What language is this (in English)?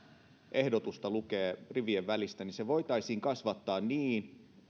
Finnish